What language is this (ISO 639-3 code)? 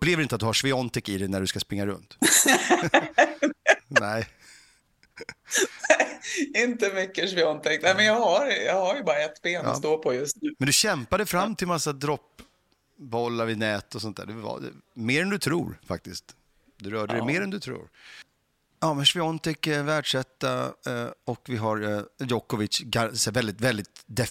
swe